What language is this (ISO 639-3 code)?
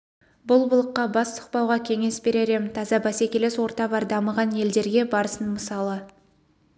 kaz